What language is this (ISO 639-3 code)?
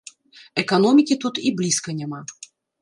bel